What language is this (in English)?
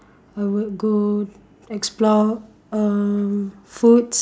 English